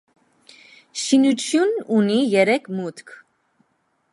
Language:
Armenian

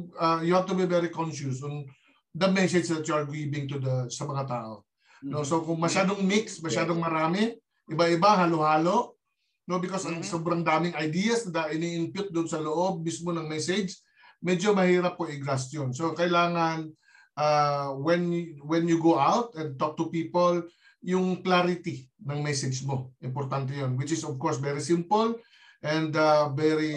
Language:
Filipino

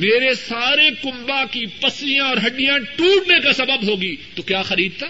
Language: Urdu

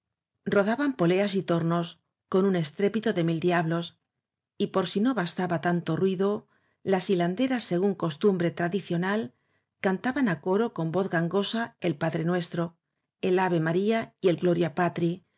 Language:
Spanish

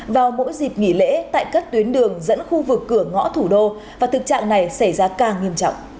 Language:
Vietnamese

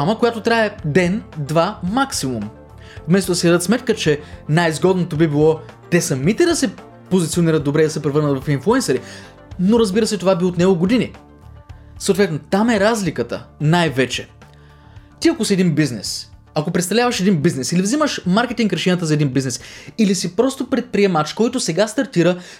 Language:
Bulgarian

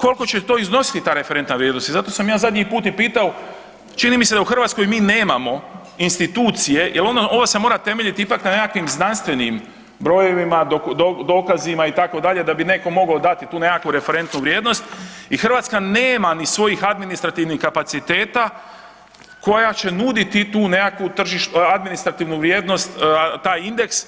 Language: Croatian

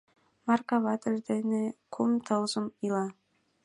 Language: Mari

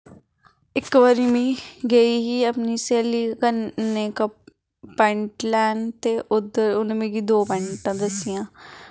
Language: Dogri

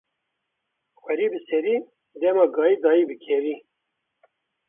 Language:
Kurdish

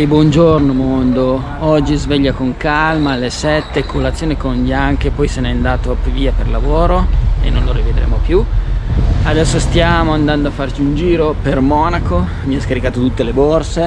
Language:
Italian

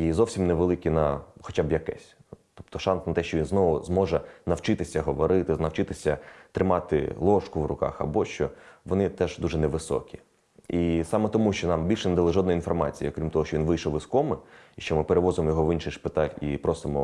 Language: Ukrainian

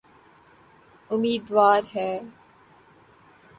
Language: Urdu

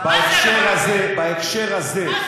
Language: Hebrew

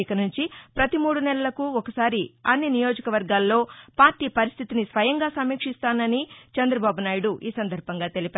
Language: Telugu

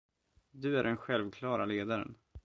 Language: Swedish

